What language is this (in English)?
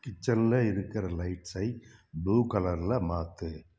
Tamil